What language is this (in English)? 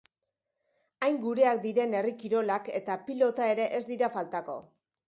Basque